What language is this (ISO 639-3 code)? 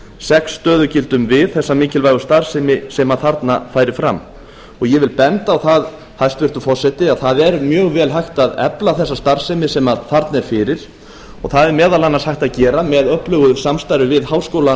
isl